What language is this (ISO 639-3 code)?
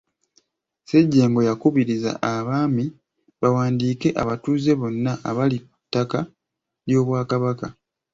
lug